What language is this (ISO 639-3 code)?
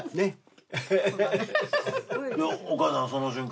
jpn